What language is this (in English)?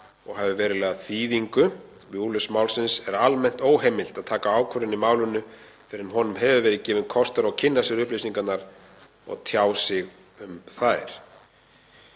Icelandic